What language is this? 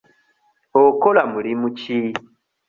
Ganda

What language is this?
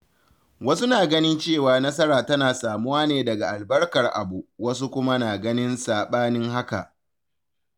Hausa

